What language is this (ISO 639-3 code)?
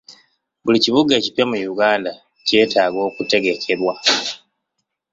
lug